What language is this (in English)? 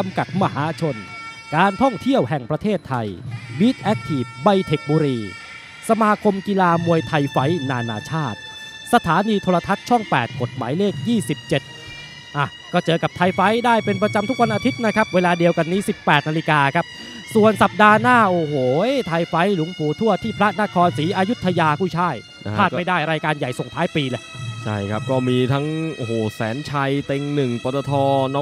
Thai